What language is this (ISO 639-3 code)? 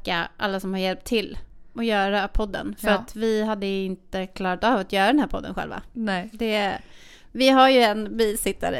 swe